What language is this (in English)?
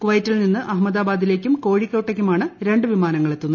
Malayalam